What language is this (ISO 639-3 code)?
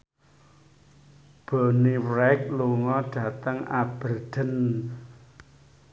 jav